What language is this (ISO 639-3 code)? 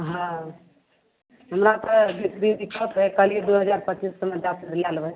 mai